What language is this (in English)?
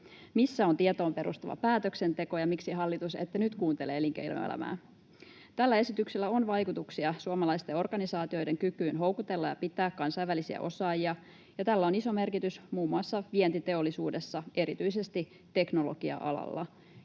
Finnish